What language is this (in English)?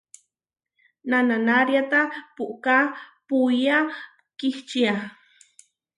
Huarijio